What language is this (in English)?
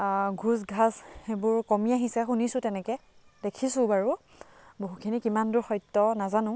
Assamese